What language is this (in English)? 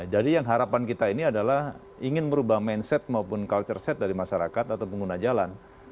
Indonesian